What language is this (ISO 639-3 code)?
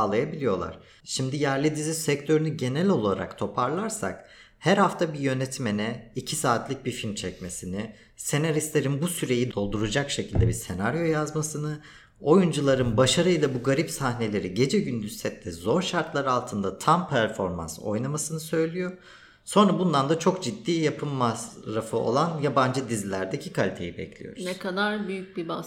tur